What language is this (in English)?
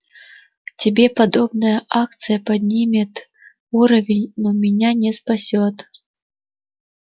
Russian